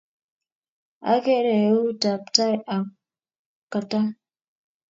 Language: Kalenjin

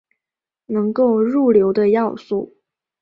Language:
Chinese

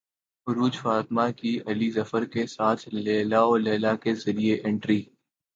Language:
Urdu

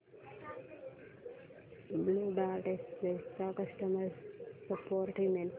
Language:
Marathi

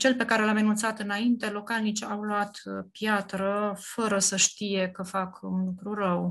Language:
Romanian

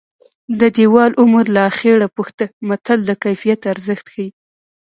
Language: Pashto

